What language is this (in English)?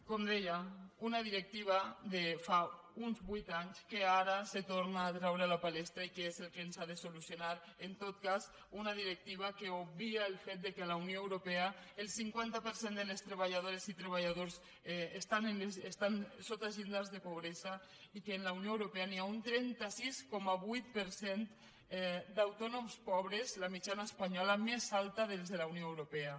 Catalan